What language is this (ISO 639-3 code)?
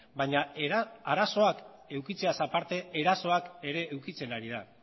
eus